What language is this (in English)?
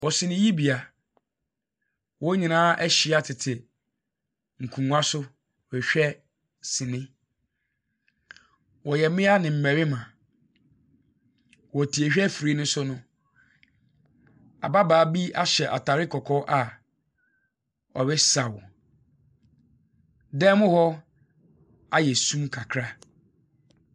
Akan